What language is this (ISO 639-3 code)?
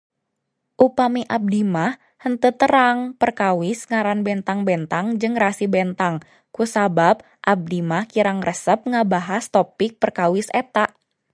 sun